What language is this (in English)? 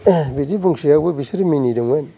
Bodo